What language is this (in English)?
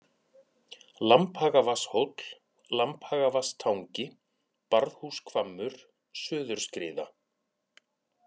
Icelandic